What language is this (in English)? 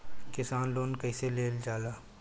Bhojpuri